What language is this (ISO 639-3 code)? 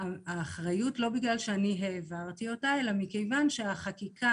heb